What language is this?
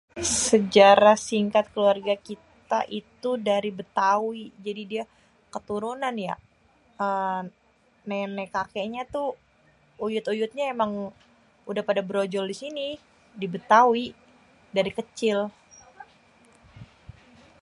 Betawi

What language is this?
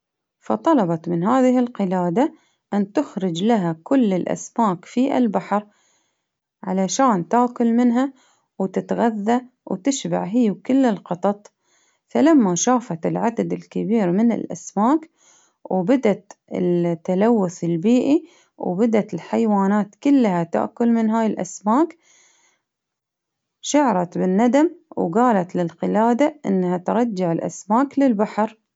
Baharna Arabic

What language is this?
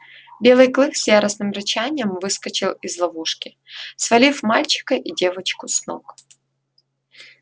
Russian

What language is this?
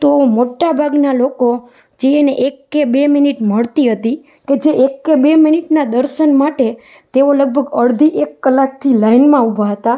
Gujarati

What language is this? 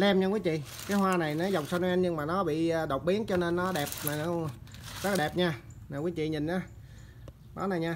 Vietnamese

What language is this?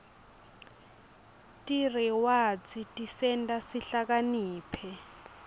Swati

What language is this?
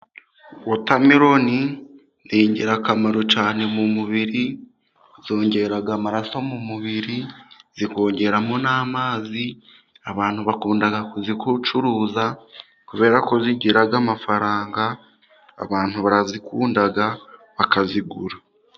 Kinyarwanda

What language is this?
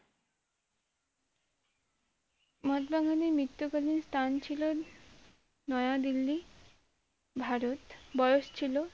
Bangla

